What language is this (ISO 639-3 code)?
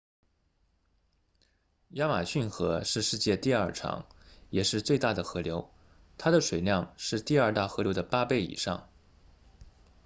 zho